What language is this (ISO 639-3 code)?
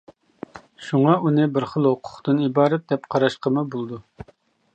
uig